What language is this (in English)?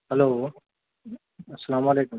Urdu